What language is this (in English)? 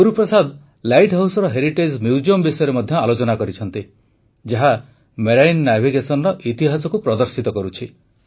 Odia